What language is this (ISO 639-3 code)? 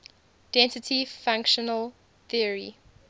eng